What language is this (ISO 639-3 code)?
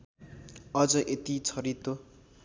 nep